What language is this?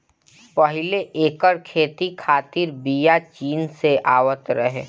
Bhojpuri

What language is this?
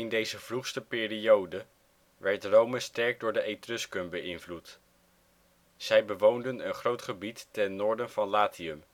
Dutch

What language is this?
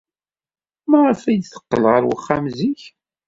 Kabyle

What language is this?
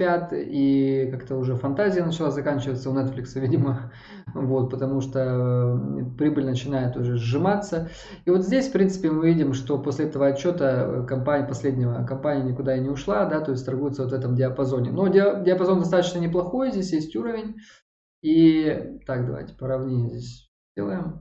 Russian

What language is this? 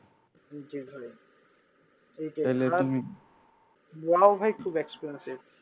Bangla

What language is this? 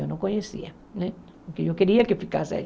Portuguese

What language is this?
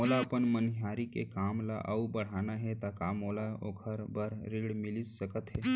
Chhattisgarhi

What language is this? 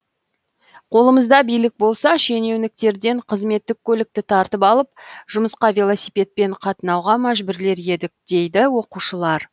Kazakh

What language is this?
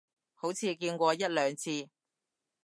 Cantonese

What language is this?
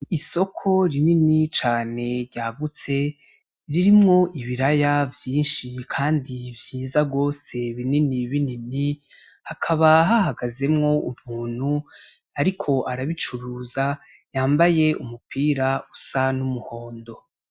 Rundi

